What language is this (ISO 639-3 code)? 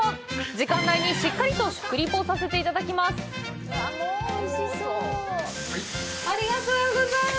jpn